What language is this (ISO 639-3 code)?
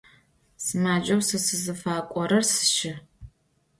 ady